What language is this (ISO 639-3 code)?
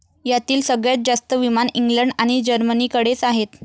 mar